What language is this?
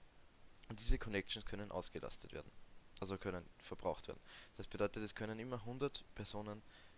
German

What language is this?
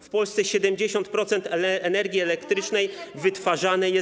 Polish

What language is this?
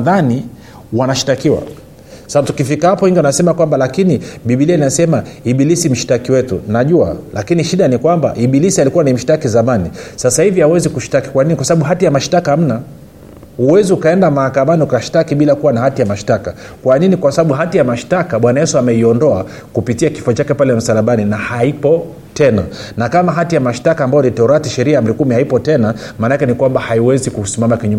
Swahili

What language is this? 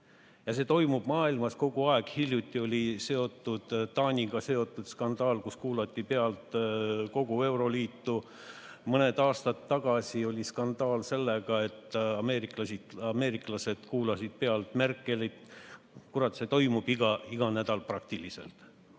Estonian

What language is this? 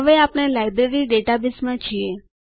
Gujarati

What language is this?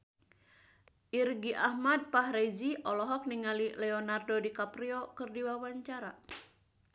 Sundanese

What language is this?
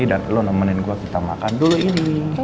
Indonesian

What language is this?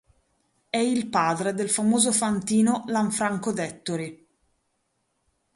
Italian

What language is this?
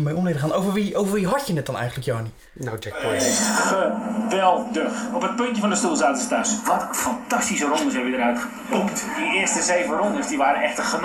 Dutch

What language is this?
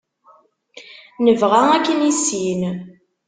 Kabyle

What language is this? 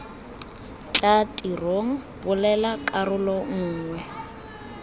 Tswana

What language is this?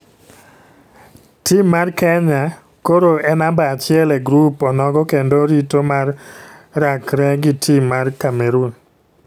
Luo (Kenya and Tanzania)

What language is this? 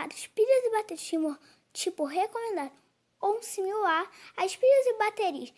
Portuguese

